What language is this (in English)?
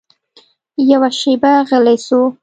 Pashto